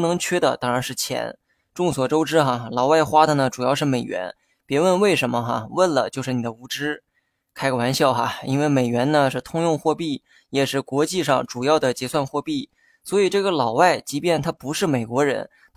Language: Chinese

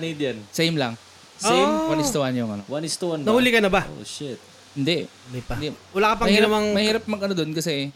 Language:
Filipino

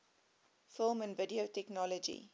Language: English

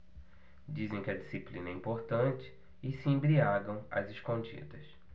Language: Portuguese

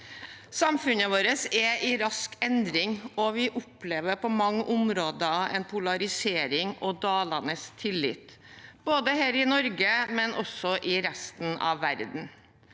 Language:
Norwegian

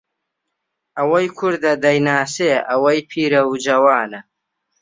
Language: Central Kurdish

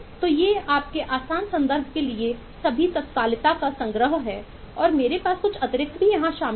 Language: Hindi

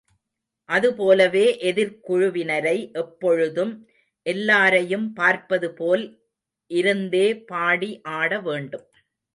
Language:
Tamil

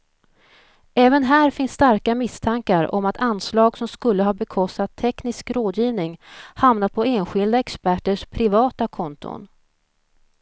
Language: Swedish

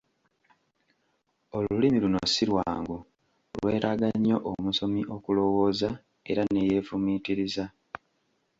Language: Ganda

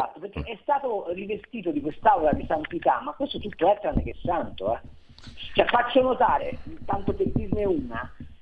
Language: Italian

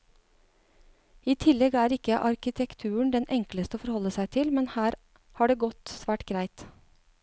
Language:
Norwegian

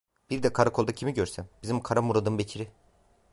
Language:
Turkish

